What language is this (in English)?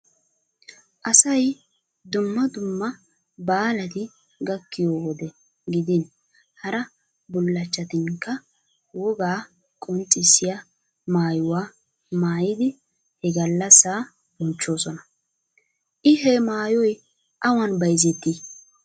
Wolaytta